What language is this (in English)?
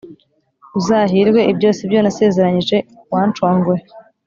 Kinyarwanda